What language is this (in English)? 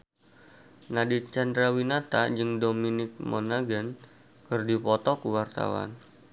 Sundanese